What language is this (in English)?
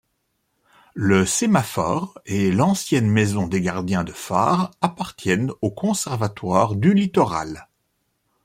French